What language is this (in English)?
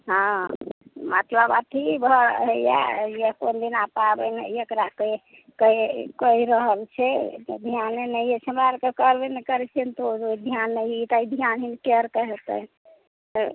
Maithili